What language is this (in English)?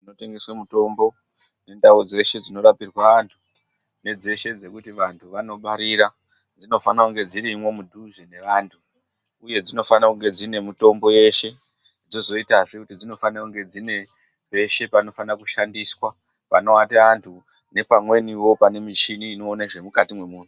Ndau